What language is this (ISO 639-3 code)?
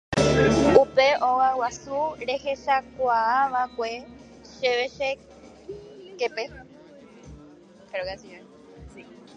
grn